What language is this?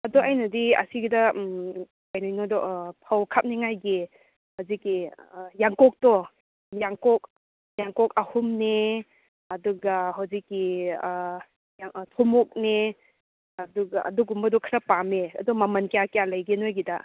Manipuri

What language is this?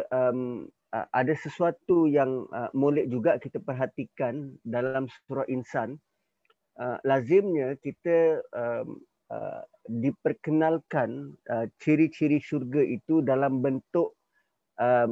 Malay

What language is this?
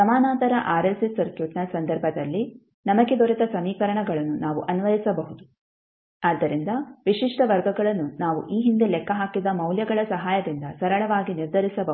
Kannada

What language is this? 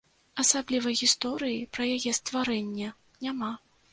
Belarusian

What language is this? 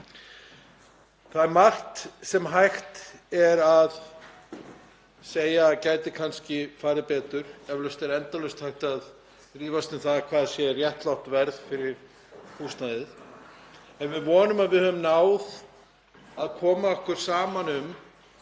Icelandic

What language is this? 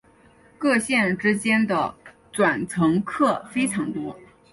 Chinese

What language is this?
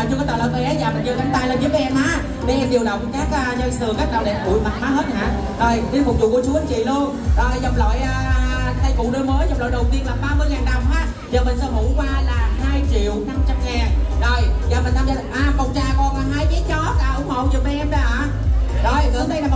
Vietnamese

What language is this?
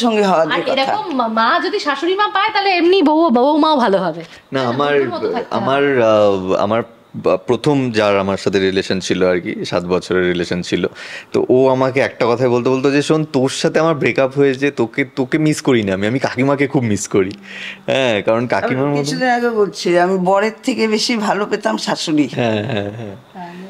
Bangla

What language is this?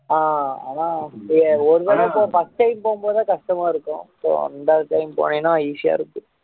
Tamil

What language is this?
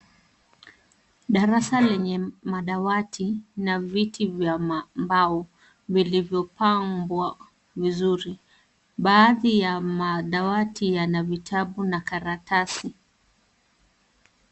Swahili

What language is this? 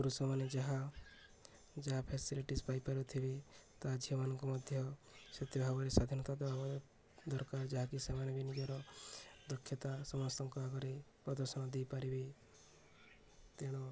Odia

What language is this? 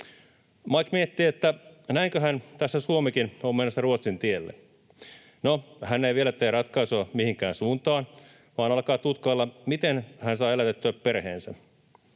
Finnish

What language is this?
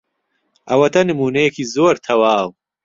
Central Kurdish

